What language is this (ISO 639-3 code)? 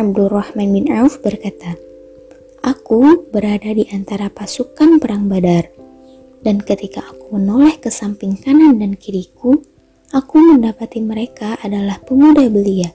ind